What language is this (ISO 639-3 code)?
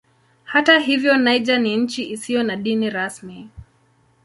swa